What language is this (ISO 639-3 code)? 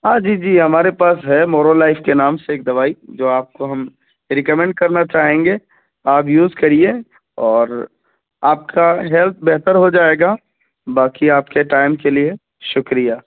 urd